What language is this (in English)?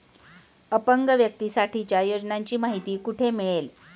Marathi